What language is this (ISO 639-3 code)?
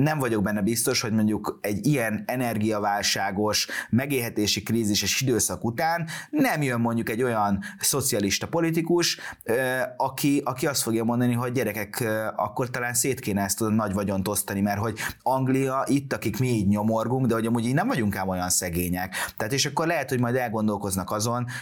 hun